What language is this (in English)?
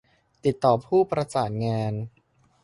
Thai